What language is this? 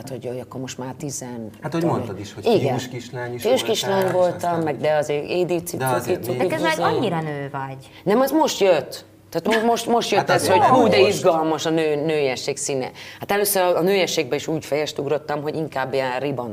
Hungarian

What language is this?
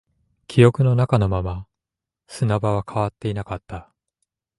Japanese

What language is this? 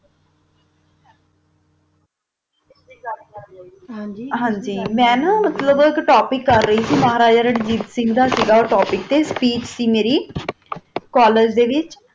Punjabi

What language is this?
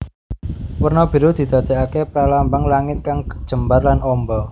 Javanese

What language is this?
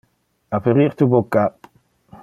Interlingua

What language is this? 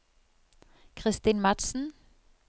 Norwegian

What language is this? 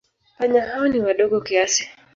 Swahili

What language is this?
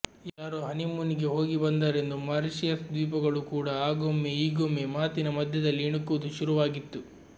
Kannada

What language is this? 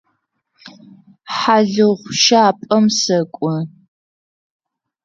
Adyghe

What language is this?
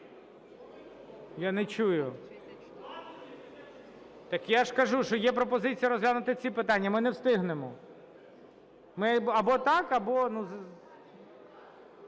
Ukrainian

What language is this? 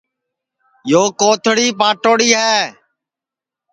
Sansi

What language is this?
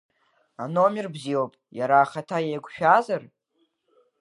Abkhazian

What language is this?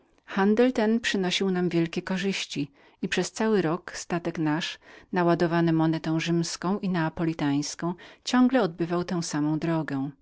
Polish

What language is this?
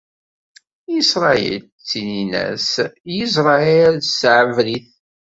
Kabyle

